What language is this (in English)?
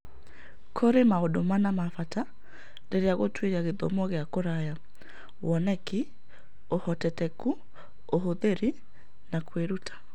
Kikuyu